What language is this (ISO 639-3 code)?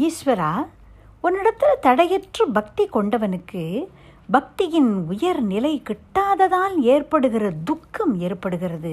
tam